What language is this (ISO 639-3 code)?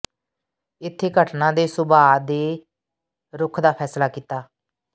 pan